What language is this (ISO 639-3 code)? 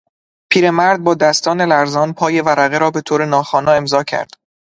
fas